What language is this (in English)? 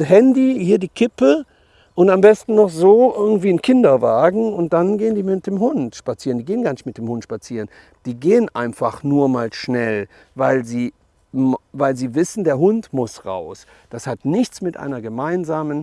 German